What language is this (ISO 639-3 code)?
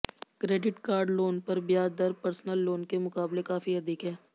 hin